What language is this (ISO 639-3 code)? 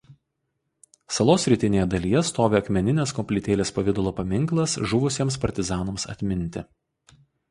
lit